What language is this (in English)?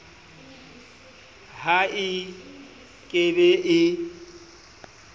Southern Sotho